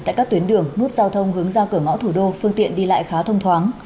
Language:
Vietnamese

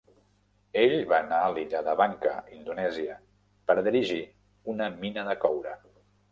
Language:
Catalan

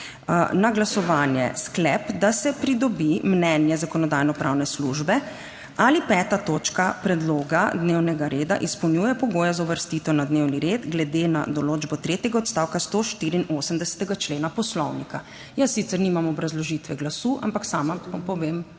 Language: Slovenian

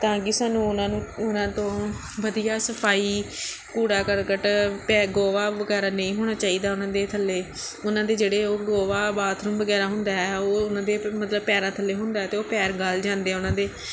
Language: Punjabi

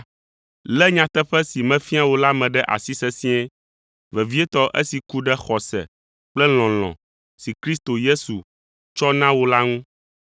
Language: Ewe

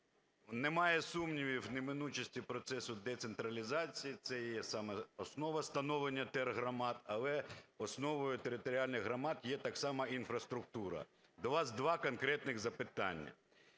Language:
Ukrainian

